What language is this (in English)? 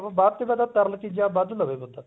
Punjabi